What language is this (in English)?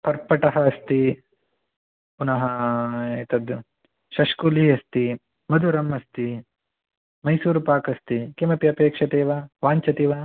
Sanskrit